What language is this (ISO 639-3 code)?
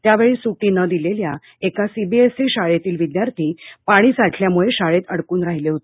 mar